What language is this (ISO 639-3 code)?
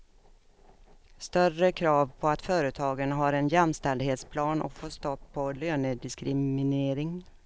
swe